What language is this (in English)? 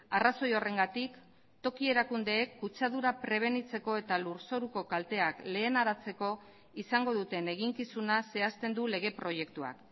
Basque